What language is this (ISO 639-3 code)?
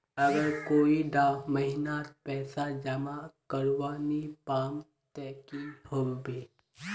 mag